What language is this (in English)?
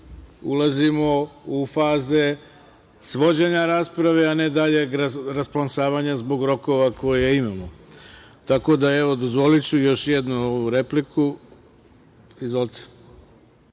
Serbian